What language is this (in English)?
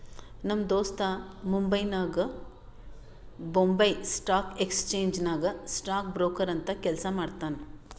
Kannada